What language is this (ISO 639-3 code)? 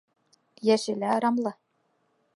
bak